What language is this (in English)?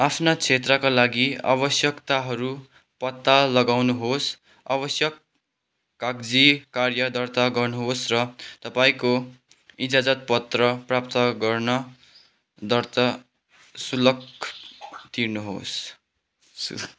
Nepali